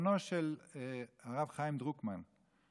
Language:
Hebrew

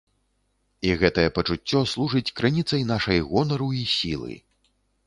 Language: Belarusian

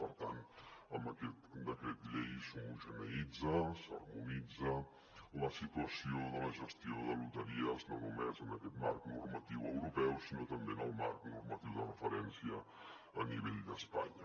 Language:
Catalan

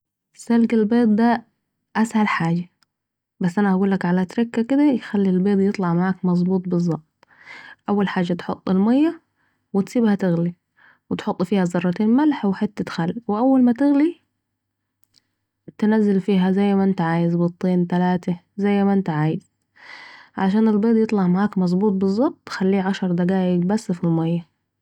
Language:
Saidi Arabic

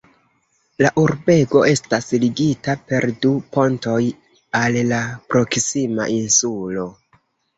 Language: Esperanto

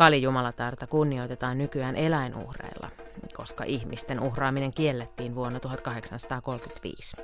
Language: Finnish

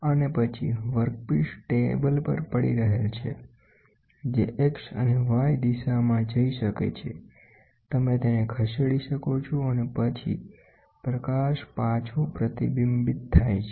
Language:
Gujarati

